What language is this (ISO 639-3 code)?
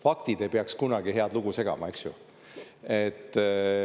est